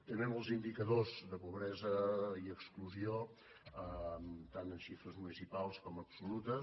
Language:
Catalan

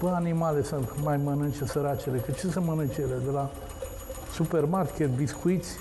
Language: Romanian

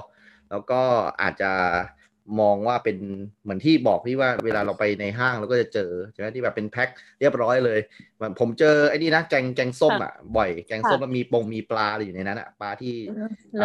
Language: Thai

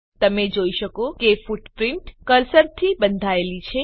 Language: Gujarati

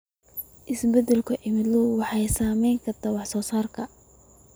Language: Somali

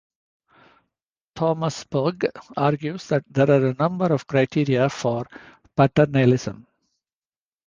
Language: English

